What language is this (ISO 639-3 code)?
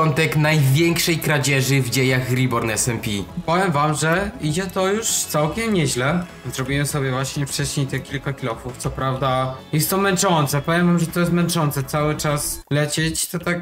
pol